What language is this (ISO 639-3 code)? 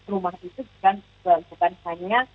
ind